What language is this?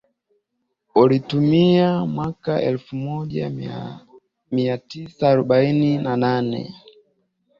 Swahili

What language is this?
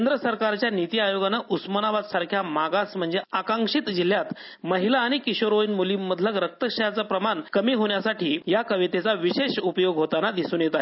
Marathi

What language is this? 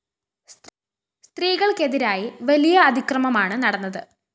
Malayalam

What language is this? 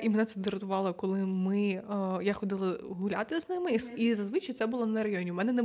Ukrainian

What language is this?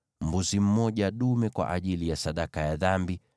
Swahili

